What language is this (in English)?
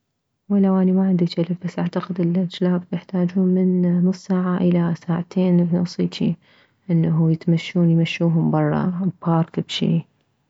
Mesopotamian Arabic